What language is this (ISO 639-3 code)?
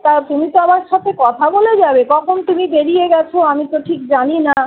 ben